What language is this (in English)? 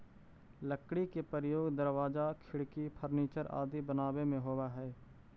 Magahi